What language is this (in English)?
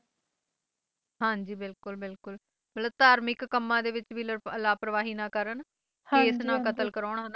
Punjabi